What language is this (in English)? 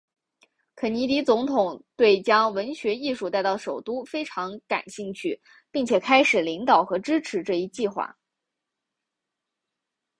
Chinese